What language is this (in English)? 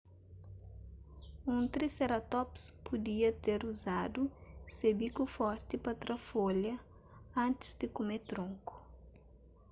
Kabuverdianu